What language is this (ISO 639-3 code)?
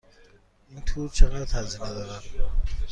fas